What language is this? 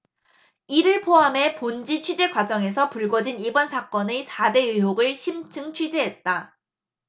Korean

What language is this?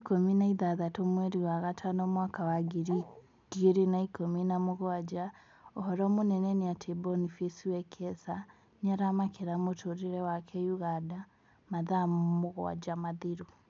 Kikuyu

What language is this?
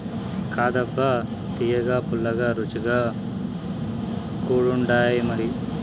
Telugu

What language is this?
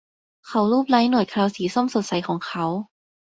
Thai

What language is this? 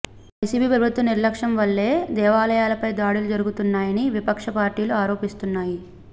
Telugu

